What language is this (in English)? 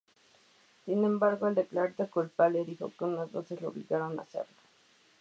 Spanish